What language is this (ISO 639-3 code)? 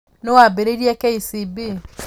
kik